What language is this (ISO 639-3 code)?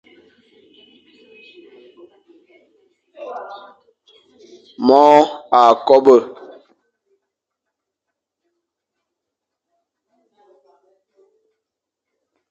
fan